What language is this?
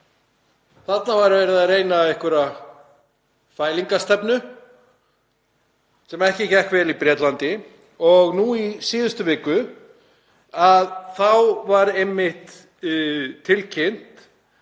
Icelandic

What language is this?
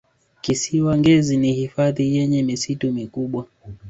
Swahili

